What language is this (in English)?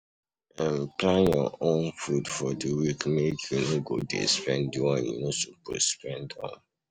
Nigerian Pidgin